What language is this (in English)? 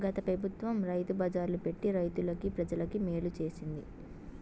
Telugu